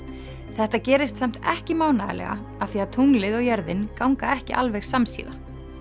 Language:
Icelandic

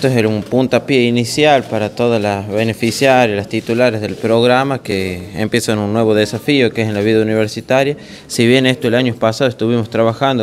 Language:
Spanish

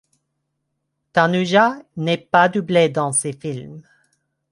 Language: French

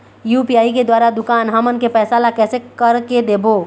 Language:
Chhattisgarhi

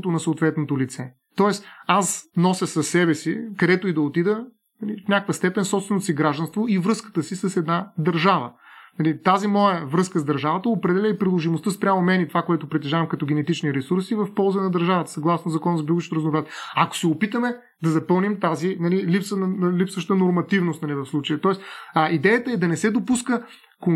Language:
Bulgarian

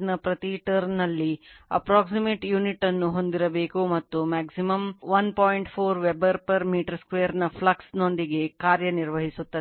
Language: Kannada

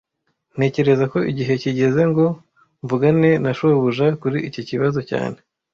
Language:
Kinyarwanda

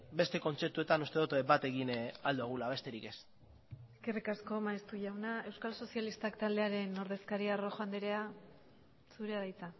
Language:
Basque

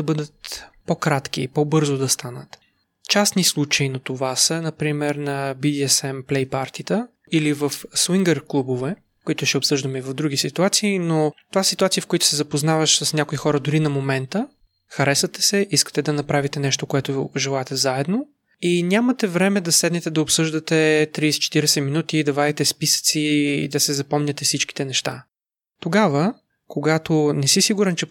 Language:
Bulgarian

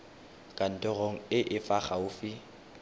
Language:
Tswana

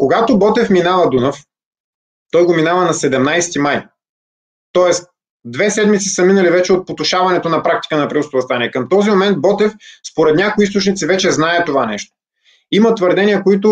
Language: Bulgarian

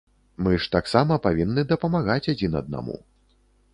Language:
Belarusian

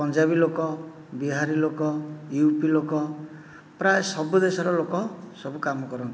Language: Odia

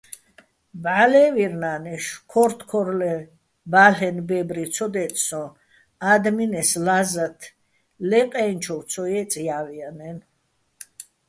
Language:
Bats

